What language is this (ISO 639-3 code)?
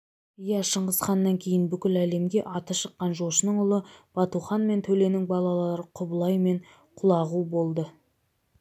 kaz